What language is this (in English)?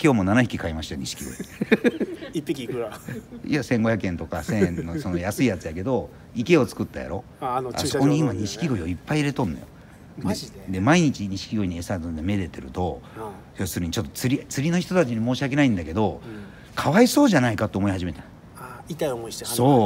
Japanese